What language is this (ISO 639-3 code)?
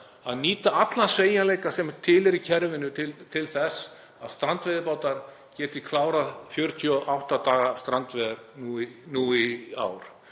isl